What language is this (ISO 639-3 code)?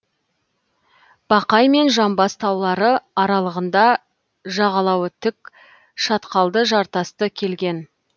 kaz